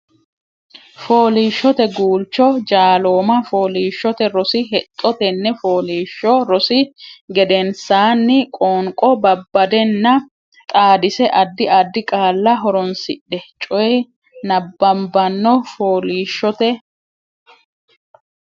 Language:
Sidamo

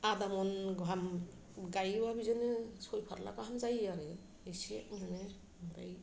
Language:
Bodo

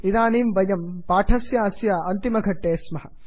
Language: Sanskrit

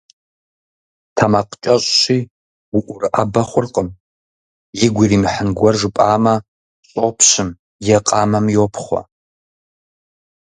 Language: Kabardian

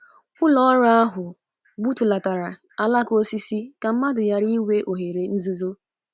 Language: Igbo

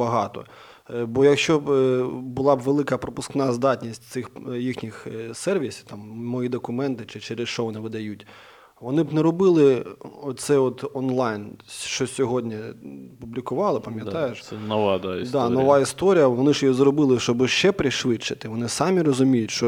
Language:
Ukrainian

